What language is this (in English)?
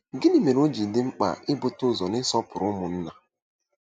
Igbo